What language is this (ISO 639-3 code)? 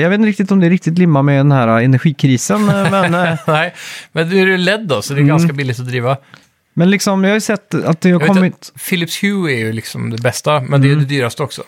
swe